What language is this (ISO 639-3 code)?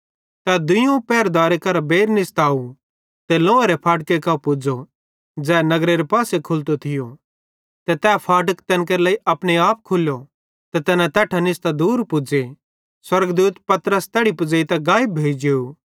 bhd